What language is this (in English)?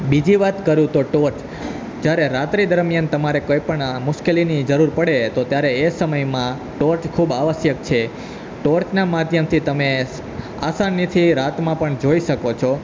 Gujarati